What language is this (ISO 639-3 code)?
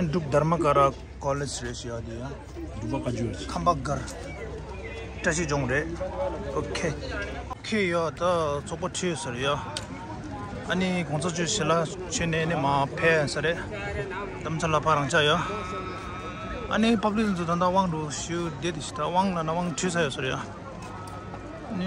kor